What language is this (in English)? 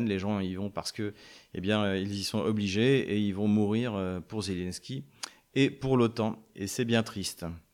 French